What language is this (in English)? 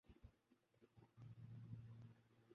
Urdu